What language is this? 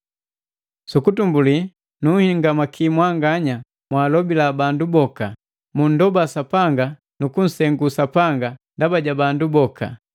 Matengo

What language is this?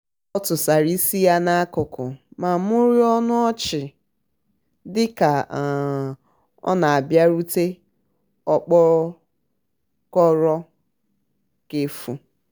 Igbo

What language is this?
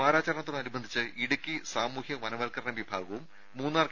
Malayalam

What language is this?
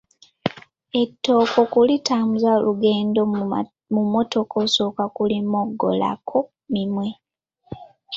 Ganda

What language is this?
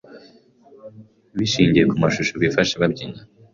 Kinyarwanda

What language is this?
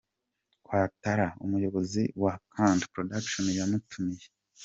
Kinyarwanda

